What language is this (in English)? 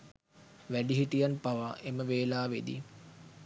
Sinhala